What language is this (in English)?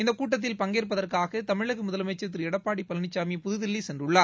Tamil